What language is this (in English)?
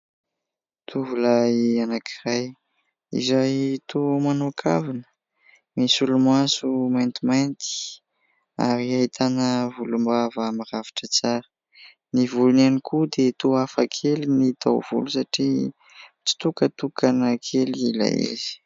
Malagasy